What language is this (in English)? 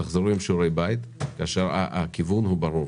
Hebrew